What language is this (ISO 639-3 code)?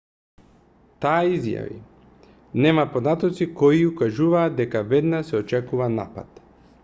mkd